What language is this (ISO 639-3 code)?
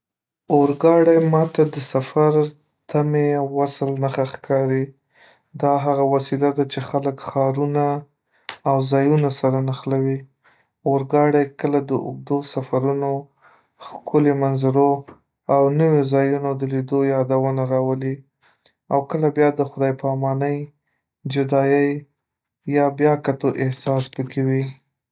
pus